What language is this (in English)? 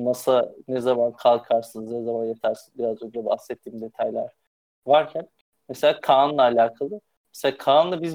Turkish